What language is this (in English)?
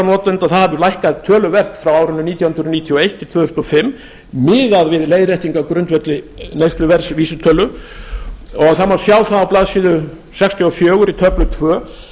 Icelandic